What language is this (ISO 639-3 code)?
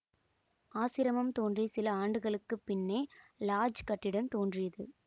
tam